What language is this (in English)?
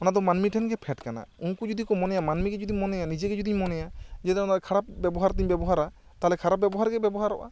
Santali